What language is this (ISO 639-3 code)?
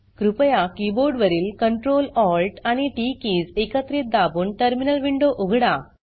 mar